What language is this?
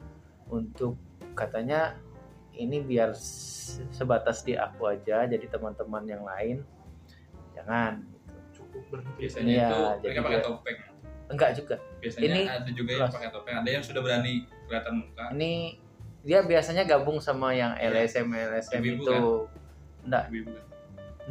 Indonesian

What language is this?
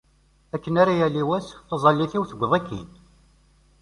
Kabyle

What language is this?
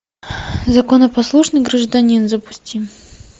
Russian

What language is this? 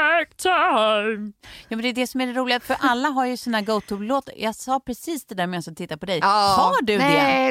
Swedish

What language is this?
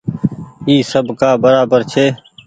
Goaria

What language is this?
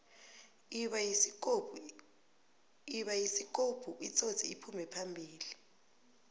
South Ndebele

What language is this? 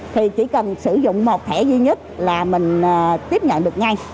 Vietnamese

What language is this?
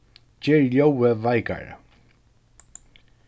Faroese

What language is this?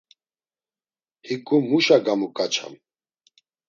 Laz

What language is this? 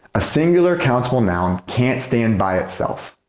English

